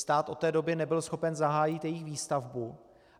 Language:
Czech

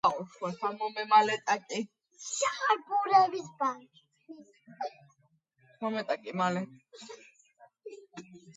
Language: Georgian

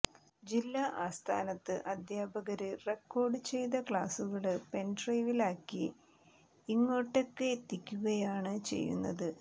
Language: Malayalam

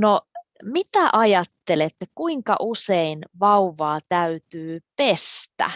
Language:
Finnish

